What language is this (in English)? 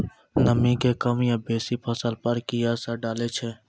Maithili